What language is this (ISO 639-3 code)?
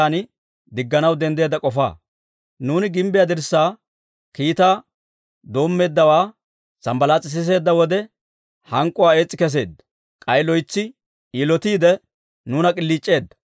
dwr